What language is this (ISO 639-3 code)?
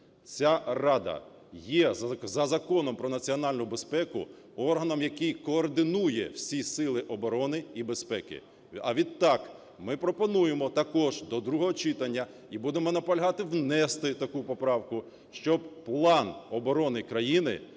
ukr